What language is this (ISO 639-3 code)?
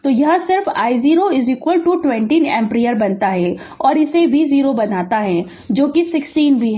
hin